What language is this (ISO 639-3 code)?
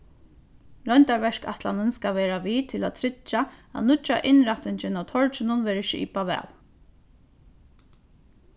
fao